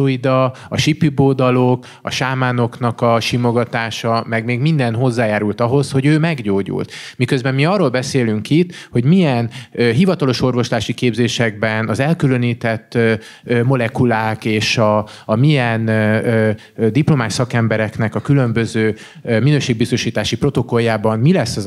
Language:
Hungarian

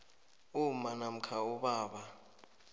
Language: South Ndebele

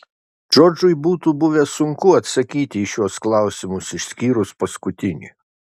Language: Lithuanian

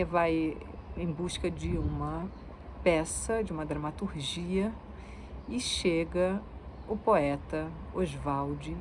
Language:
Portuguese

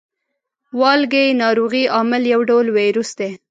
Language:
Pashto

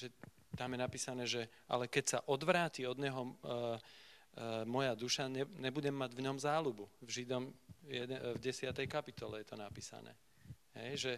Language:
Slovak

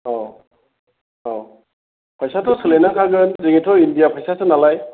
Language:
Bodo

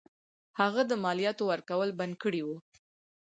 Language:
Pashto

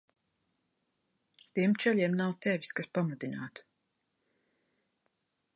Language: Latvian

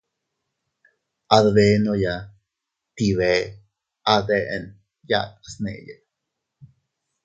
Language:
Teutila Cuicatec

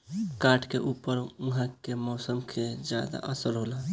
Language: Bhojpuri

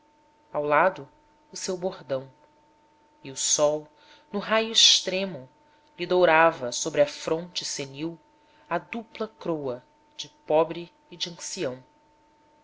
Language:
Portuguese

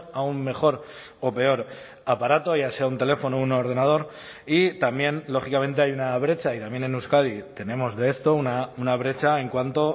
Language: Spanish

